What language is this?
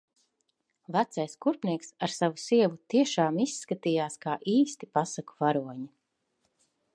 Latvian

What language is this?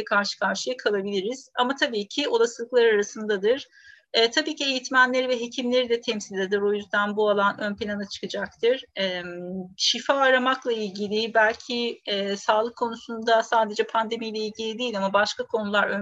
Turkish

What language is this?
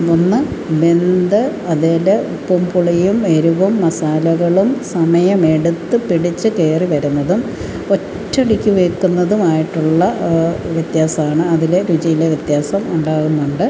Malayalam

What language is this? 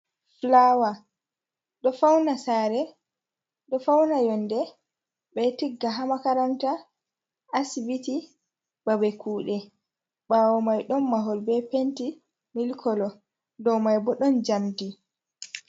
Fula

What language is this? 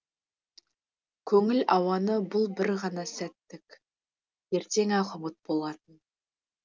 Kazakh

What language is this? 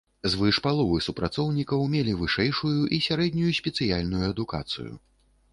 Belarusian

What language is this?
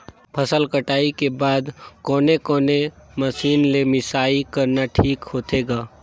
Chhattisgarhi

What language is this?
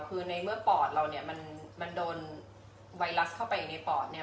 Thai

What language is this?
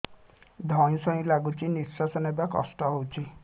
Odia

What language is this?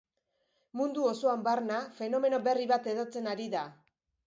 Basque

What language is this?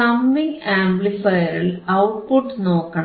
Malayalam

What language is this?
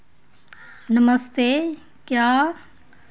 Dogri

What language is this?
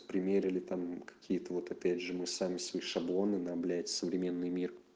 Russian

